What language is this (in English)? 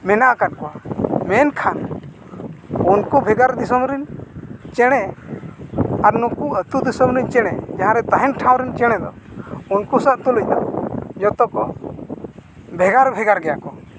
Santali